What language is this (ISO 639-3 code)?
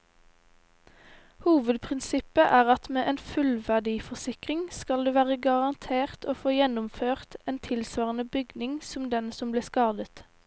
nor